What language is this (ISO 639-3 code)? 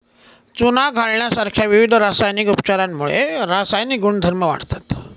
mar